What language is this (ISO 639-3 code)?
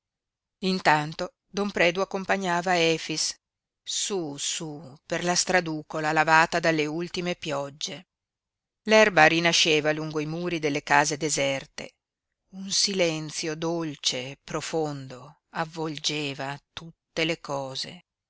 ita